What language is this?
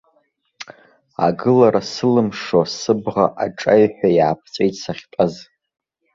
Abkhazian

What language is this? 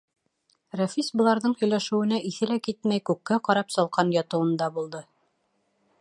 Bashkir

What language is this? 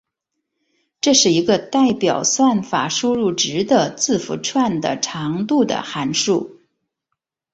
Chinese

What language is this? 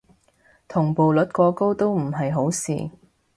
Cantonese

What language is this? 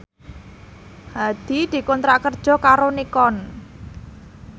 Javanese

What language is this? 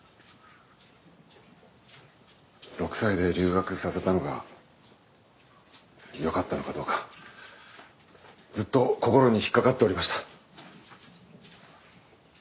Japanese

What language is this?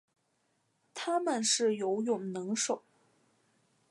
Chinese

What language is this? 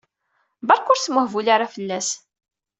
Kabyle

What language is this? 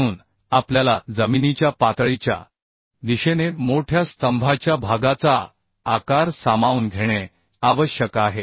Marathi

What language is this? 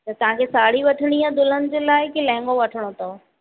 Sindhi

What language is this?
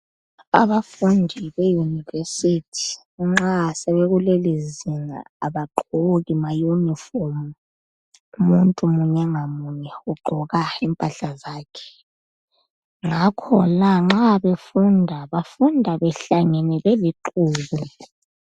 North Ndebele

